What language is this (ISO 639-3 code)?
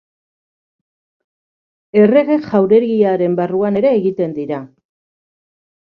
eus